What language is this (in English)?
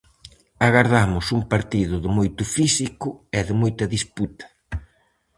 Galician